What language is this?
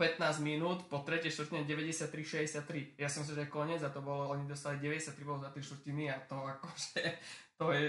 Slovak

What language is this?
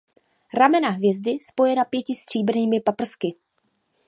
Czech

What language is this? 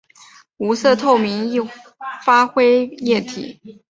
Chinese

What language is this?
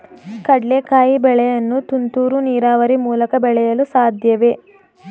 Kannada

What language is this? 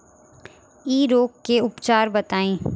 Bhojpuri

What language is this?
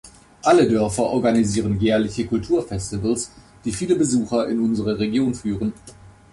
German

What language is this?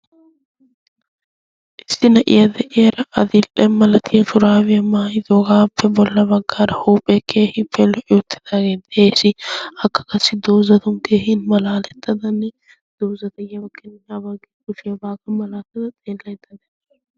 Wolaytta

